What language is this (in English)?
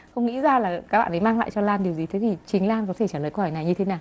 Vietnamese